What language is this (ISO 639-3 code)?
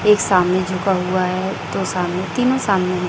hin